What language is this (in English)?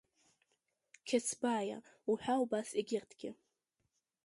Abkhazian